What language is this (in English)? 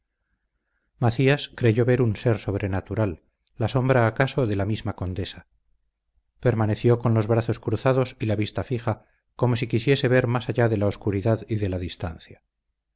Spanish